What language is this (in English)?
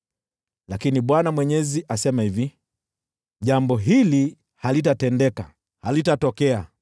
Swahili